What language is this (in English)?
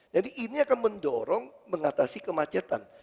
Indonesian